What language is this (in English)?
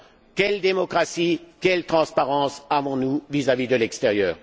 French